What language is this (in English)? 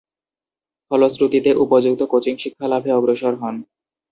Bangla